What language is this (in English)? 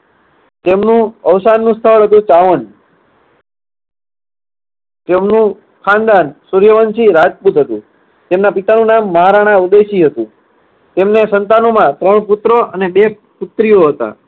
Gujarati